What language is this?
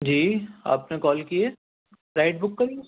Urdu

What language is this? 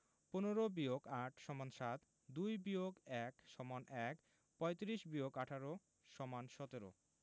Bangla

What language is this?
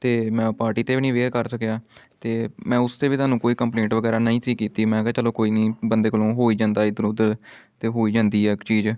Punjabi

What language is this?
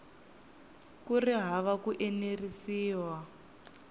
Tsonga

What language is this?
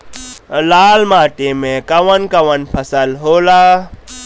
Bhojpuri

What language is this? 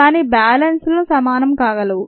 Telugu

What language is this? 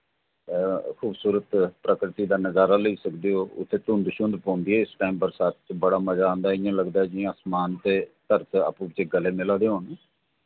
Dogri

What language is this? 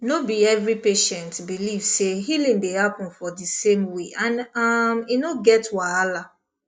Nigerian Pidgin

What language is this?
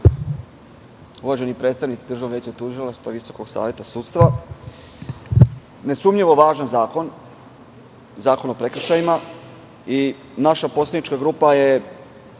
Serbian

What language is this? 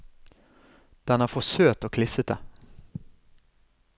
Norwegian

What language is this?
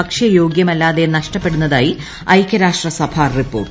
Malayalam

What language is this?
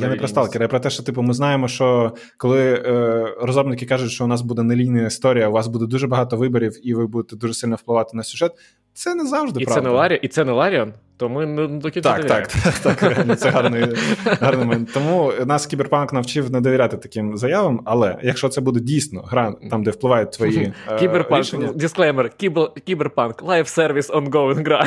Ukrainian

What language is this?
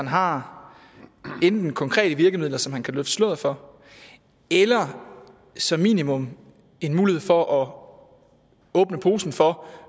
Danish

